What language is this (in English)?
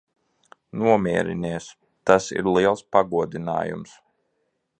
Latvian